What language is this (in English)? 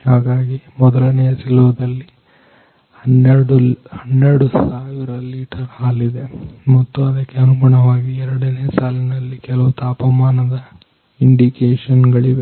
Kannada